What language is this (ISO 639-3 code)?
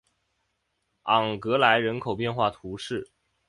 zho